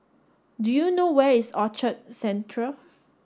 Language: English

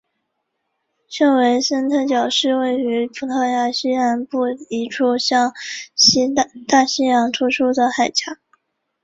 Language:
Chinese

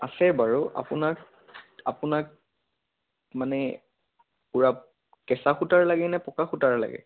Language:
Assamese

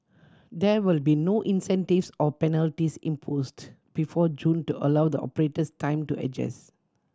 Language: English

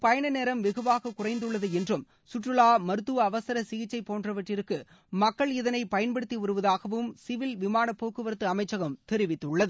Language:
Tamil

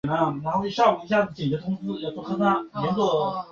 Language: Chinese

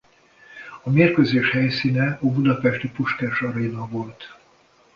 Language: Hungarian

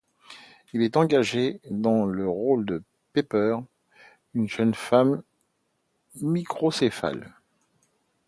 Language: French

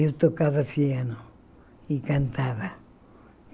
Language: Portuguese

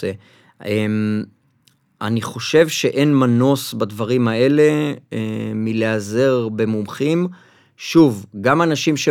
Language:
Hebrew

